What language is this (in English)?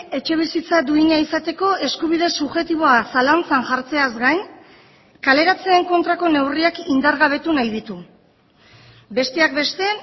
Basque